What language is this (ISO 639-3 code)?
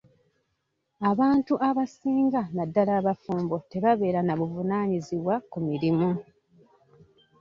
lug